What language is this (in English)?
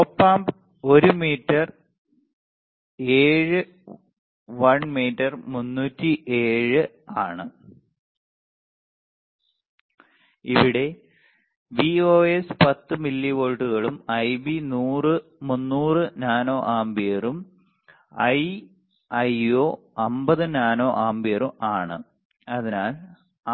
Malayalam